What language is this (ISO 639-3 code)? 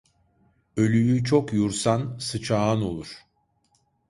tur